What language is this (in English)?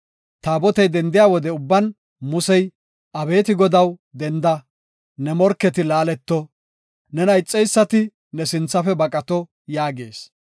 Gofa